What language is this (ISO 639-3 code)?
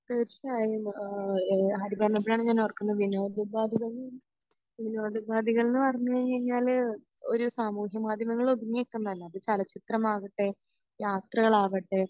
mal